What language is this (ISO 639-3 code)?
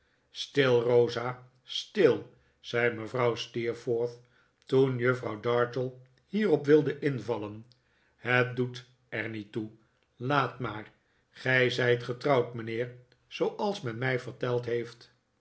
nld